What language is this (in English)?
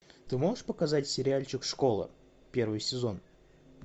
Russian